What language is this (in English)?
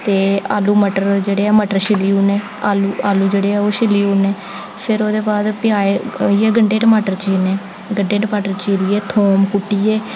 Dogri